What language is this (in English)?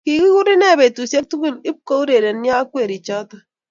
Kalenjin